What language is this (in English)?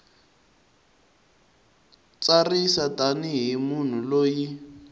Tsonga